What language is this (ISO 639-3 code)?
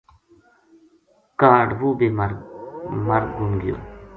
gju